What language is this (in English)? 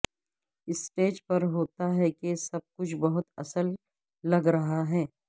Urdu